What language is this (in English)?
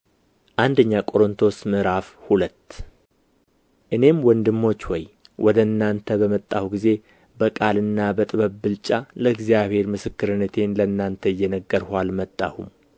Amharic